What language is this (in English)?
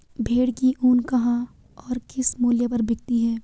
Hindi